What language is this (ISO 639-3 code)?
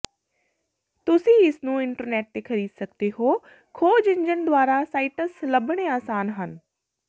pan